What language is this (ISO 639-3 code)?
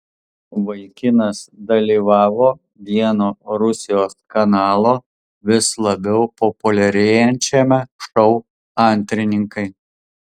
lit